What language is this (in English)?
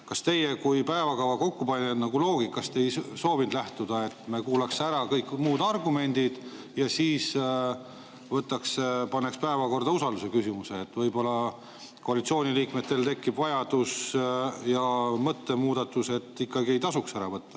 Estonian